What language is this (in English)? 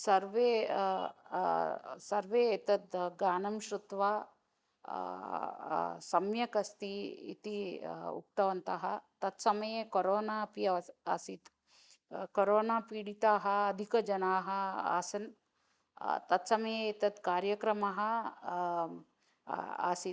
Sanskrit